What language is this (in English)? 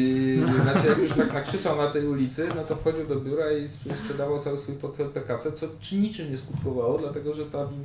Polish